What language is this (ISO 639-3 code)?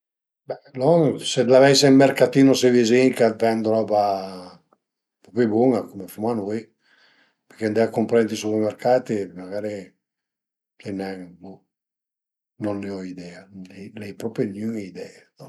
pms